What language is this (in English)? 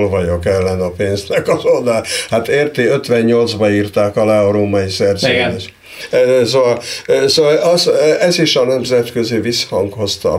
Hungarian